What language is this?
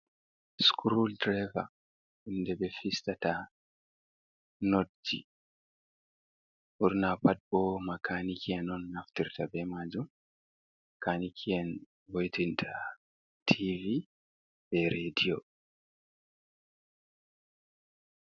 Fula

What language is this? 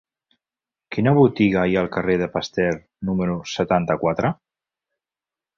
Catalan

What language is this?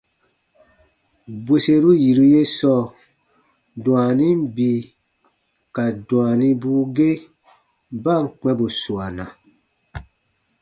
Baatonum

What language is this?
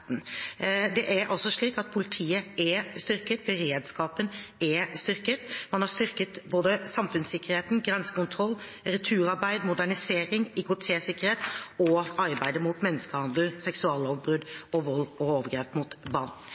Norwegian Bokmål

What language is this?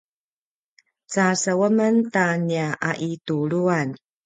Paiwan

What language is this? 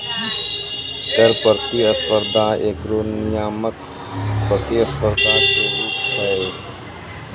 Maithili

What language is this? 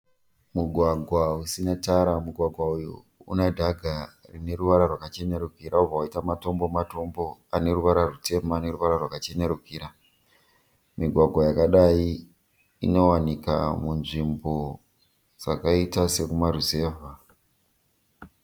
Shona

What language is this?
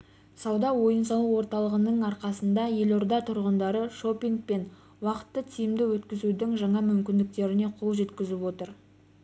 Kazakh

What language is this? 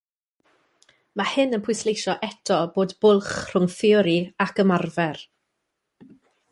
Welsh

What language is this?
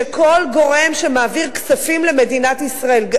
Hebrew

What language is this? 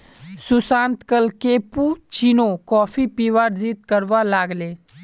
Magahi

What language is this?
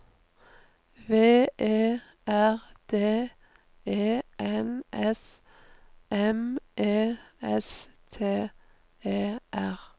Norwegian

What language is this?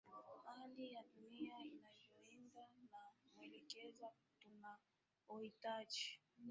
Swahili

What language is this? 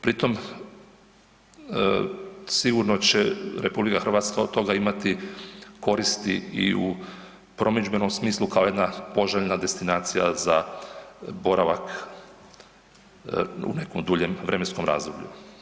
Croatian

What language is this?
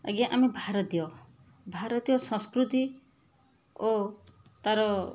Odia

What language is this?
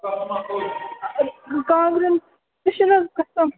Kashmiri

